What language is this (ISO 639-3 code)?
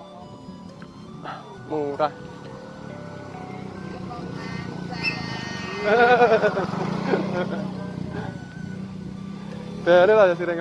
ind